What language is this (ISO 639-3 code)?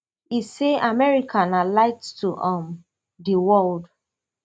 pcm